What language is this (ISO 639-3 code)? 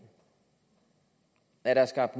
dan